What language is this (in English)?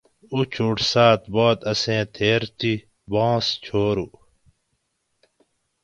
Gawri